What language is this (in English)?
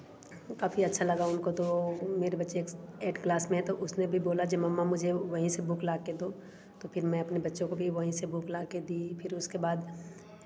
Hindi